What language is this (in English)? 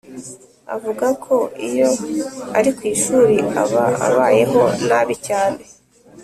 Kinyarwanda